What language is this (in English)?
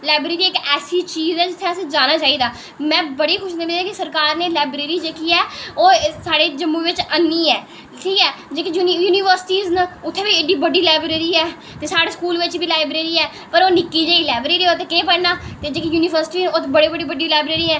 Dogri